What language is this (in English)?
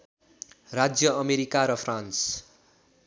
Nepali